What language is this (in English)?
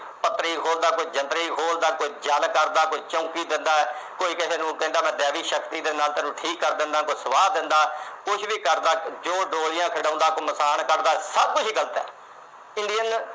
Punjabi